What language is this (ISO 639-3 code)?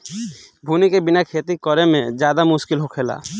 bho